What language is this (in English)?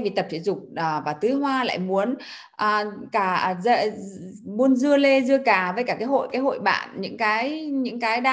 Vietnamese